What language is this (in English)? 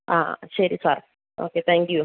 Malayalam